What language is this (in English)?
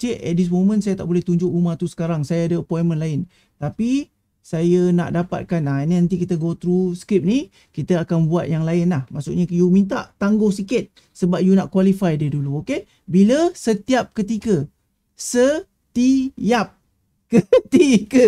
Malay